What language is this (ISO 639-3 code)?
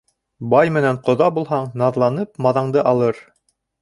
bak